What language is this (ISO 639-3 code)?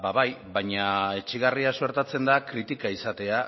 eus